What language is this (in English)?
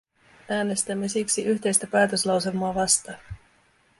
Finnish